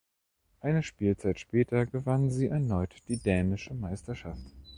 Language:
German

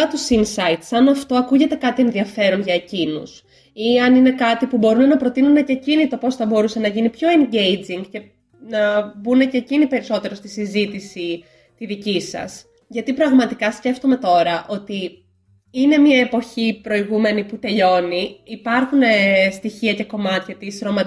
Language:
Greek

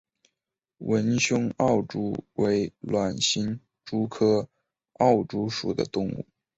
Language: Chinese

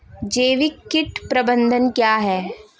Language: Hindi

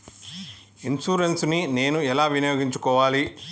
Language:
Telugu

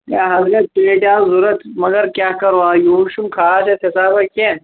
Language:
Kashmiri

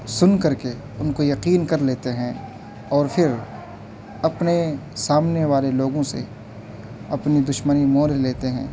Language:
Urdu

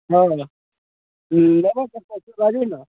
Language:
Maithili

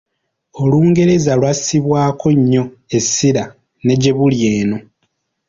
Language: Ganda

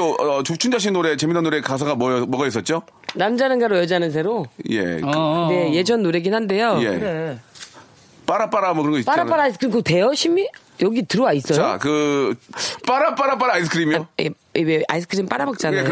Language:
Korean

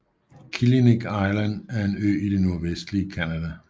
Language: Danish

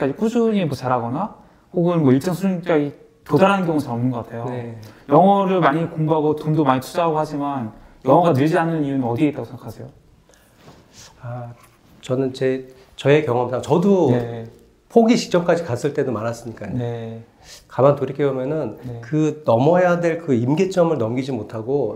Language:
Korean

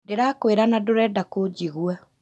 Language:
Kikuyu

